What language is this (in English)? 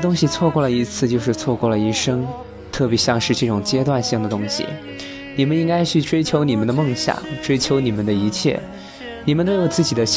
Chinese